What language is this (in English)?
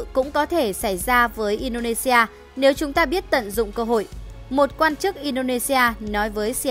Vietnamese